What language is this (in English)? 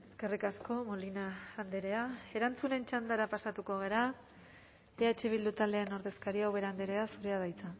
Basque